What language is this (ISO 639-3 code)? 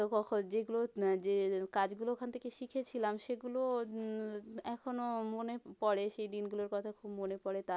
ben